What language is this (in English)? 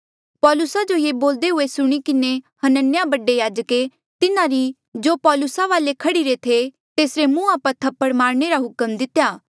Mandeali